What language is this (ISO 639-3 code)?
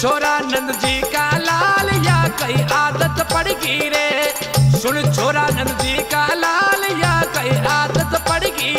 hin